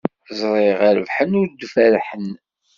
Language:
Kabyle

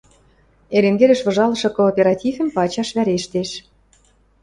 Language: Western Mari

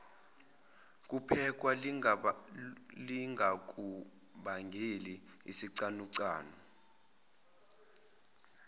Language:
Zulu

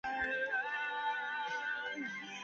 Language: Chinese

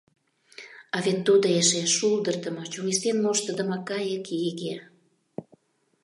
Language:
Mari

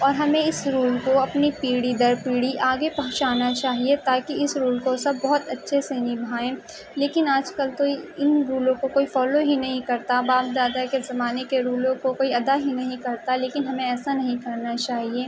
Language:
Urdu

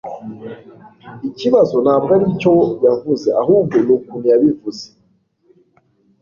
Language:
Kinyarwanda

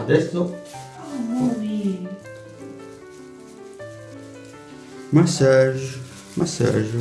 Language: Italian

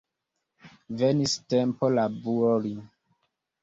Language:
Esperanto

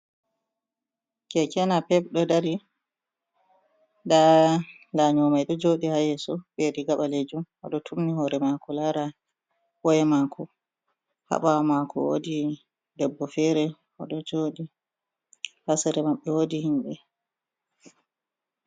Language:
Fula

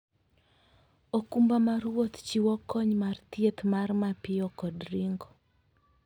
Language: Luo (Kenya and Tanzania)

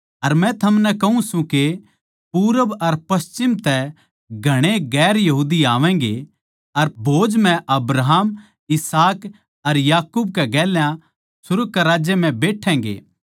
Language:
Haryanvi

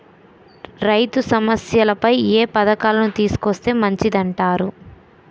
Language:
Telugu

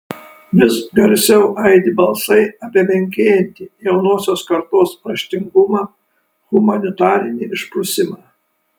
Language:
Lithuanian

